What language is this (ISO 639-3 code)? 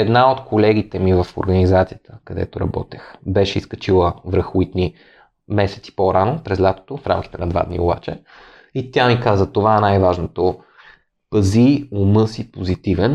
bul